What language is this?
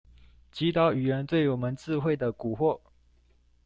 Chinese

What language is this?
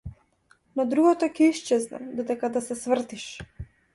Macedonian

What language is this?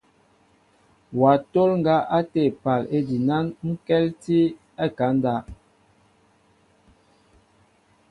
Mbo (Cameroon)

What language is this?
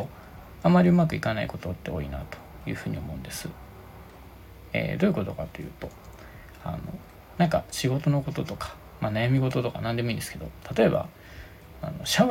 Japanese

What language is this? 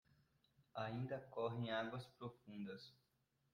Portuguese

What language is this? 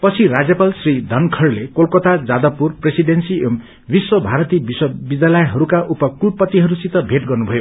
Nepali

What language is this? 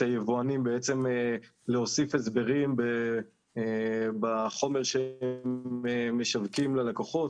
Hebrew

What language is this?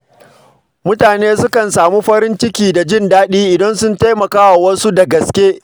Hausa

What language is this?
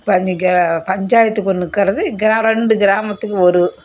Tamil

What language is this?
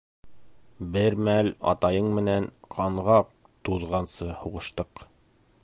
Bashkir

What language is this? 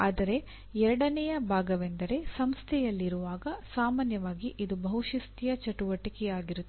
Kannada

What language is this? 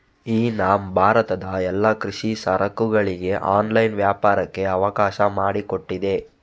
Kannada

